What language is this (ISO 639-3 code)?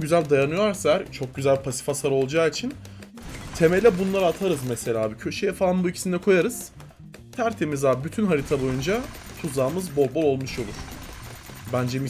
tur